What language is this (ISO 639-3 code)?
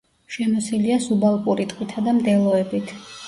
kat